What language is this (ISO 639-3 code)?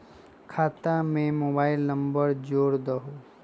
mag